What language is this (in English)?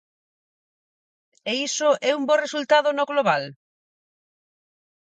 Galician